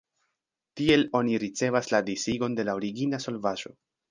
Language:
Esperanto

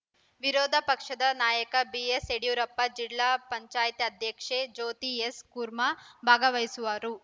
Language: Kannada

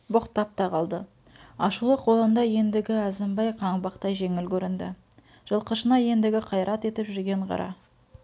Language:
Kazakh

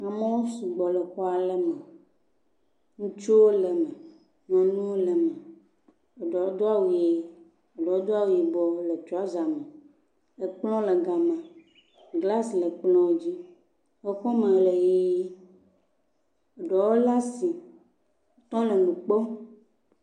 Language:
Ewe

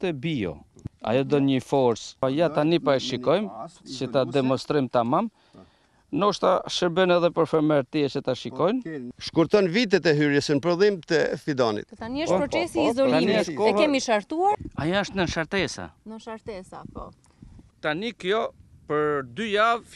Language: Romanian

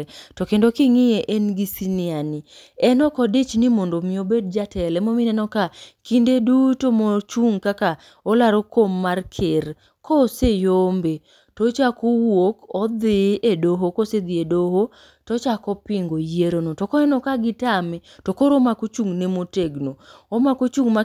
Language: Luo (Kenya and Tanzania)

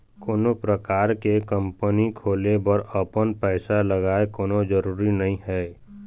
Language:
Chhattisgarhi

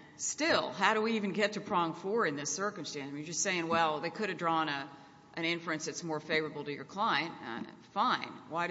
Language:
English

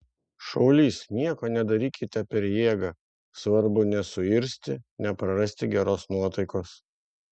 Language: Lithuanian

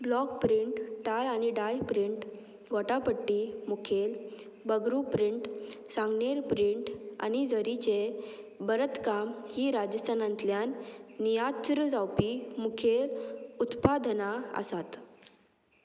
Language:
Konkani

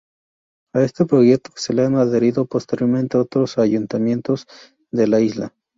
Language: Spanish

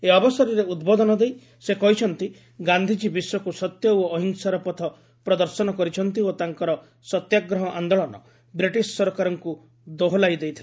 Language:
Odia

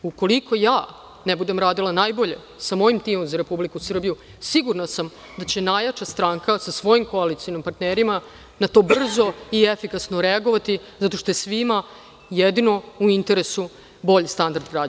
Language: Serbian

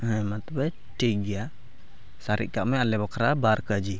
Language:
Santali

